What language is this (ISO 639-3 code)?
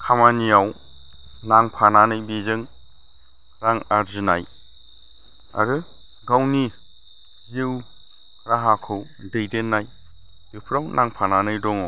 brx